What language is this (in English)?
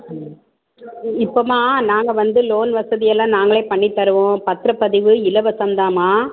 Tamil